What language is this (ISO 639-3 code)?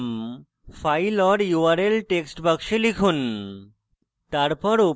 ben